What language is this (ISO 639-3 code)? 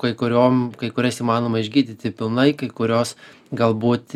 lit